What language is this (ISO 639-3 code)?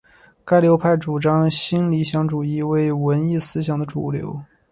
zho